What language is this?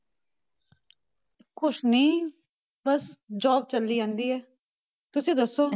Punjabi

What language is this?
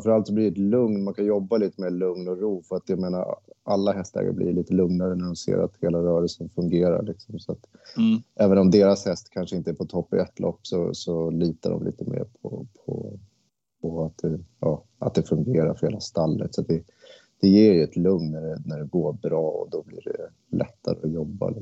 Swedish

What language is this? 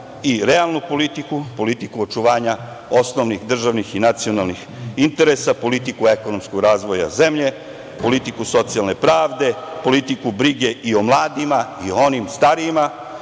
Serbian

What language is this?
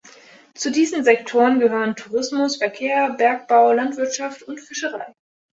German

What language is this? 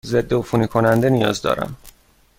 Persian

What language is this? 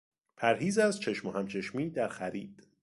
Persian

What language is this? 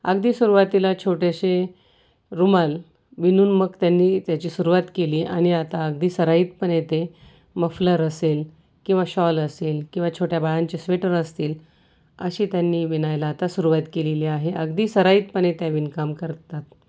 Marathi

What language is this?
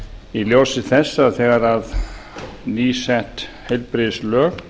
Icelandic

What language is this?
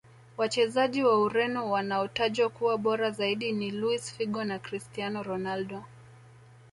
Swahili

